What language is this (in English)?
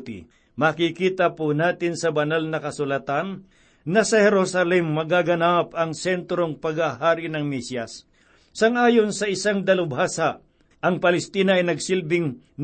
Filipino